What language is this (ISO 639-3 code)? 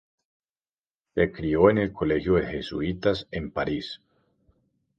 spa